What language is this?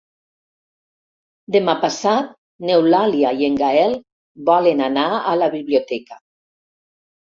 Catalan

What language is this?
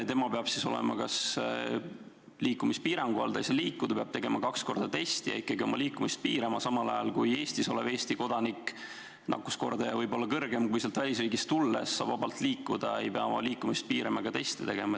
Estonian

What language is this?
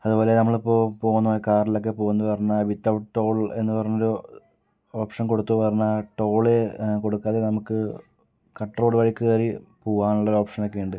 Malayalam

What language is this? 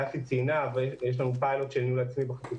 Hebrew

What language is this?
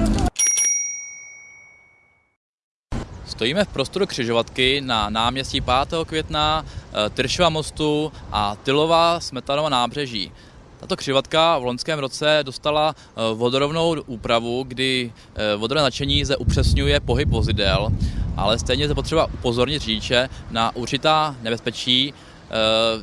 Czech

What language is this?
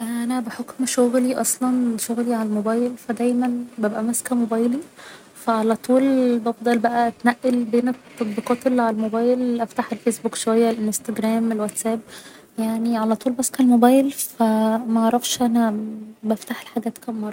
Egyptian Arabic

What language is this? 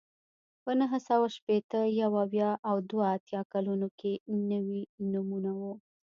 Pashto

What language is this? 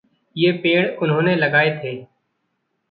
Hindi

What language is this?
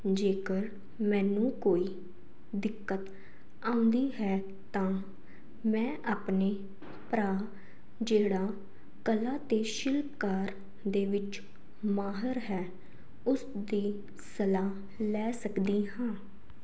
Punjabi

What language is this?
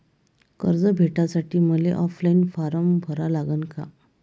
Marathi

